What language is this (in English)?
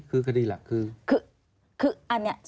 Thai